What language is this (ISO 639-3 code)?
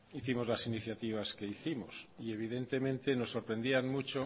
spa